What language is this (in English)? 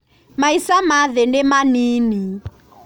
Kikuyu